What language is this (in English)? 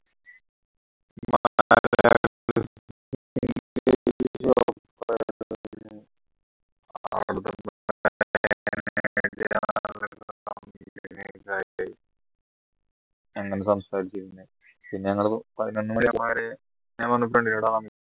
Malayalam